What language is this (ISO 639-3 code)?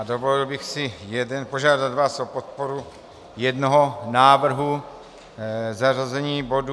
ces